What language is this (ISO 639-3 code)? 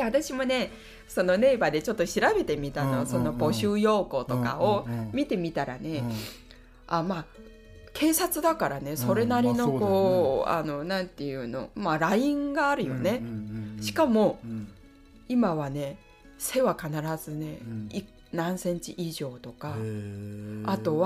jpn